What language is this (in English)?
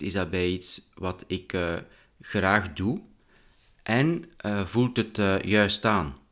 Dutch